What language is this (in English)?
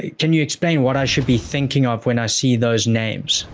English